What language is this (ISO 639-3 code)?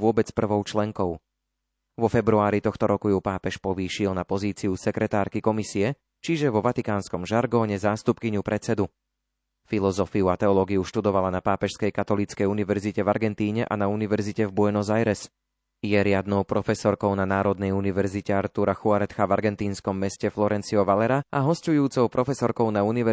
slk